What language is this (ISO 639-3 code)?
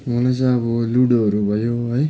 nep